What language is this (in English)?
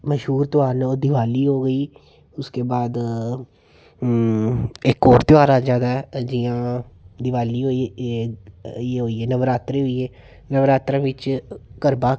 Dogri